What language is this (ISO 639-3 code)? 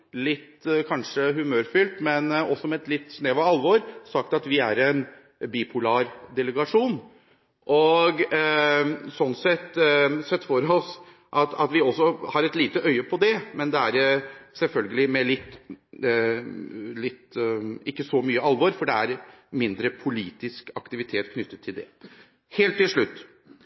nob